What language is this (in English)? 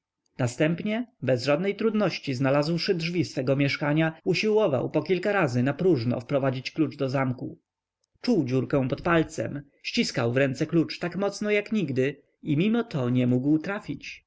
Polish